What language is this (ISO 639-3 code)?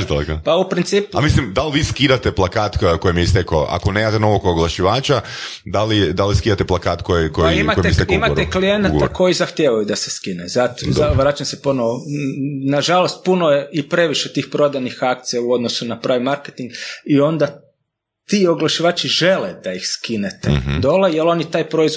hrv